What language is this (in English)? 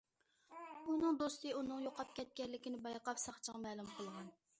Uyghur